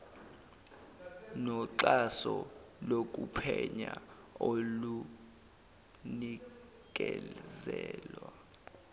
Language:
Zulu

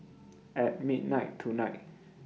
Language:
English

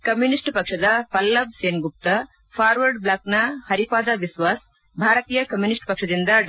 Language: Kannada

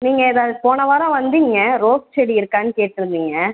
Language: Tamil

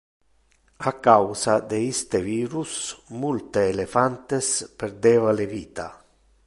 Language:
Interlingua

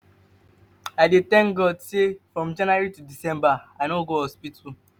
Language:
Nigerian Pidgin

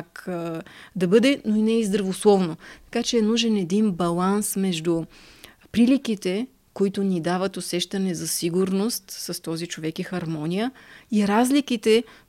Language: Bulgarian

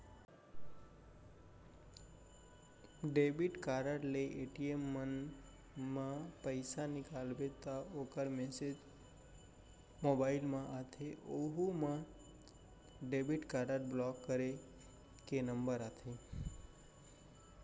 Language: Chhattisgarhi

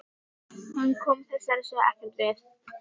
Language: Icelandic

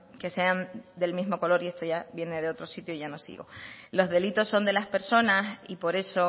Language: Spanish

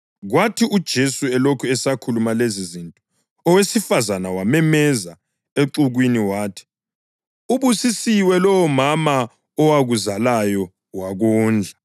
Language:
North Ndebele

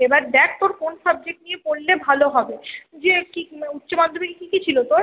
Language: Bangla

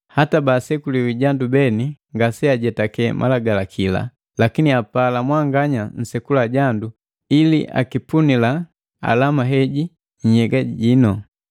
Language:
Matengo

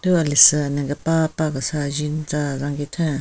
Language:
Southern Rengma Naga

